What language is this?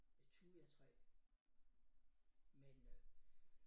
Danish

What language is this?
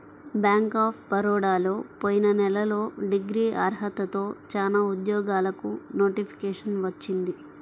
Telugu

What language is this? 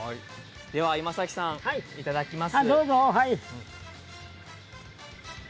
Japanese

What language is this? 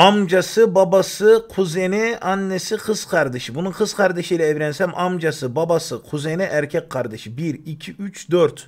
Turkish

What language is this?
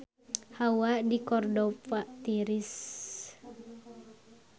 Sundanese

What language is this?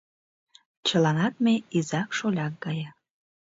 Mari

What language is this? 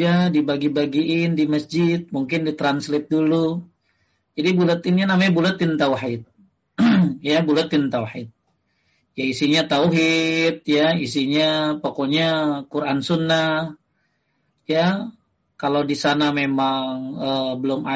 Indonesian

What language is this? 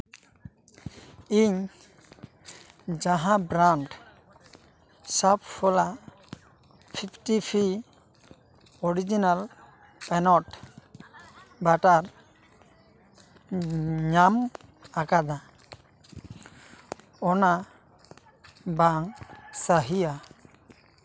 Santali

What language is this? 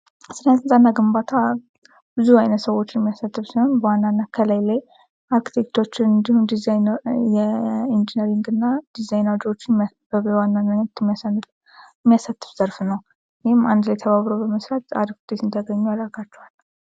Amharic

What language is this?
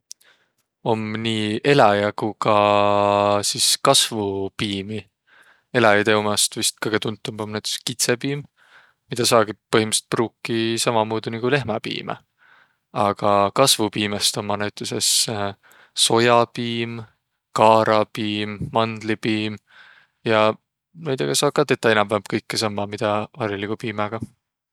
Võro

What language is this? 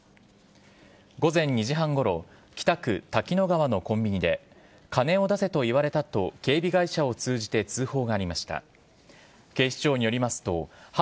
Japanese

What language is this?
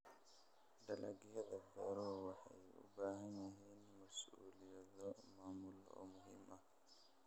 Somali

